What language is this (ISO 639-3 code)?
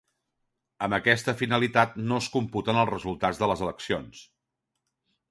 cat